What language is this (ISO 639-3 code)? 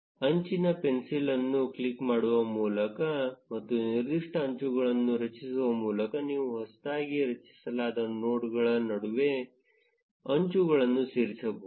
kan